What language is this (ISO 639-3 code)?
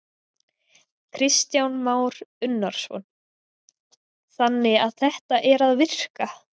isl